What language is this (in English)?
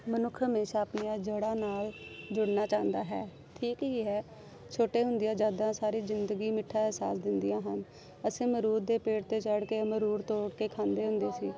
Punjabi